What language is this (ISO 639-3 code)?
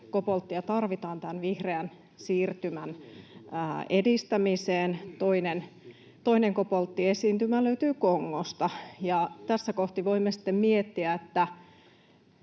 fin